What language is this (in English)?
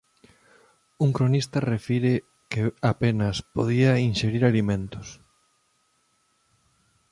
Galician